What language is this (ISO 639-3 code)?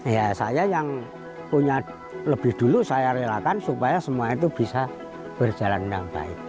ind